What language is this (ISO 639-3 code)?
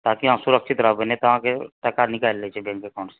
mai